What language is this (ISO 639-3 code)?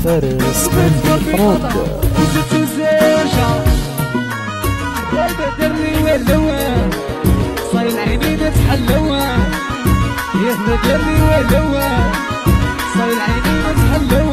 ara